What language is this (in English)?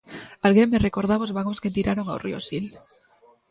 Galician